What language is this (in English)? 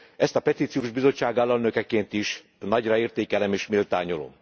Hungarian